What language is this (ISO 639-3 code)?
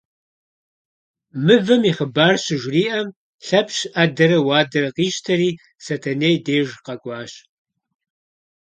kbd